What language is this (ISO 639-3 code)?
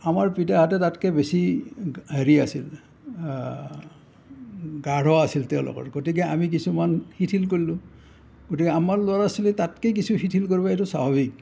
asm